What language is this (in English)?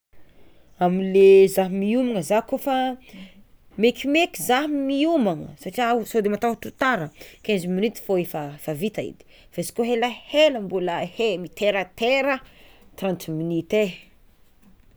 Tsimihety Malagasy